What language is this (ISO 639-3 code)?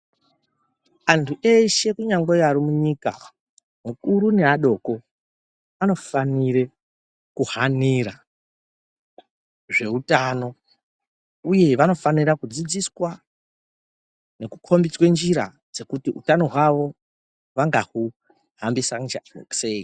ndc